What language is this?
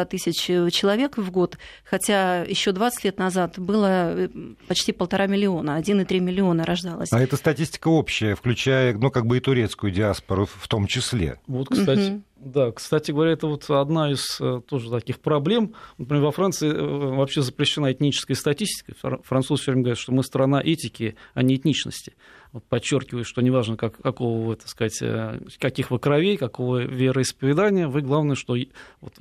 Russian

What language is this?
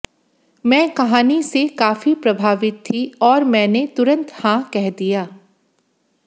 Hindi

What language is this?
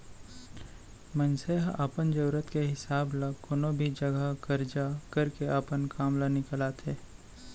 Chhattisgarhi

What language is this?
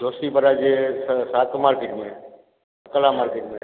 Sindhi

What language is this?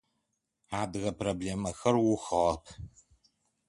Adyghe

